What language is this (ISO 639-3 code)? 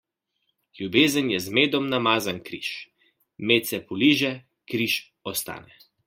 slv